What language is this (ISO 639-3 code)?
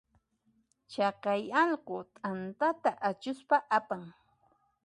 qxp